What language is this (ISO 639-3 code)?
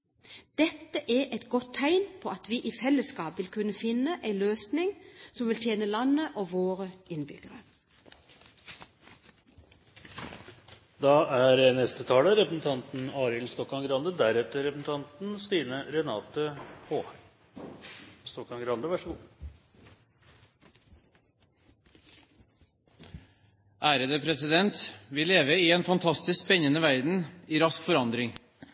nob